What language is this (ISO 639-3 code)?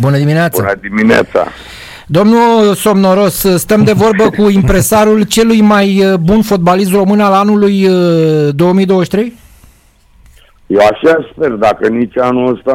ron